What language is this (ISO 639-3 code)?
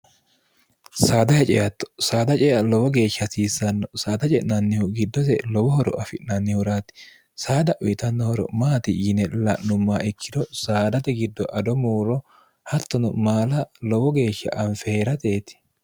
sid